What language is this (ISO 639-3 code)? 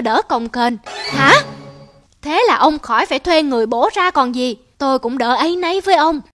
vie